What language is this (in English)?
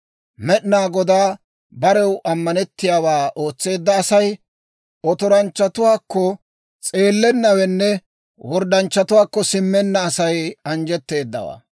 Dawro